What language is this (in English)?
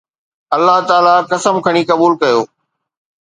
Sindhi